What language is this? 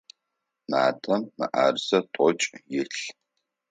Adyghe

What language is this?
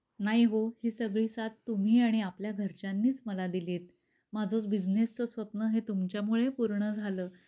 Marathi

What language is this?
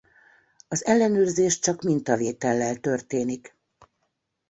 Hungarian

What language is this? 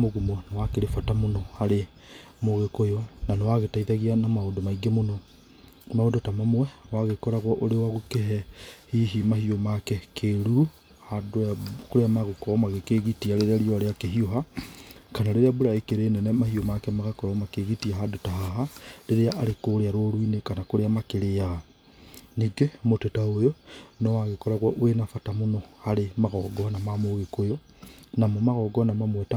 Kikuyu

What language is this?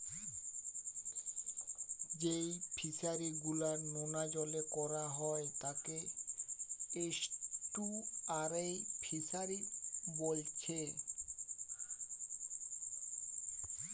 Bangla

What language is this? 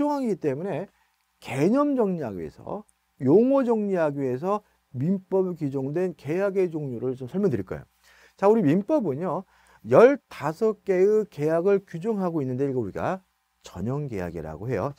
Korean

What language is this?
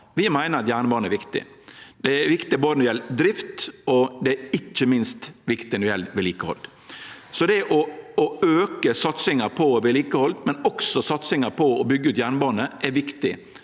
Norwegian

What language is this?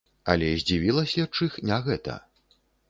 Belarusian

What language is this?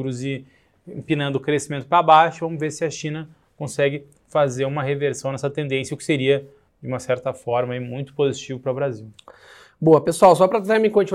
Portuguese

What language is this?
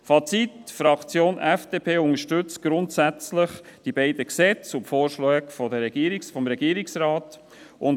Swiss German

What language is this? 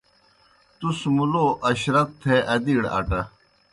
Kohistani Shina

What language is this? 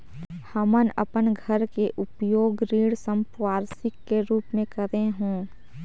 Chhattisgarhi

